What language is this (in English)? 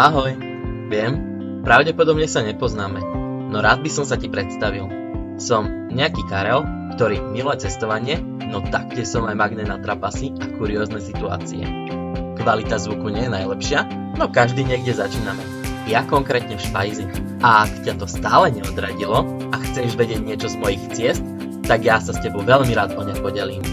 Slovak